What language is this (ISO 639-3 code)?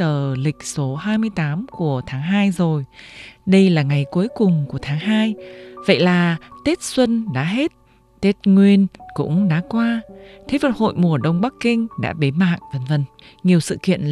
vie